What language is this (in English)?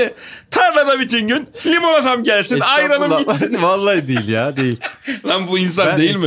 Turkish